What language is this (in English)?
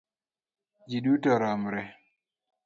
Luo (Kenya and Tanzania)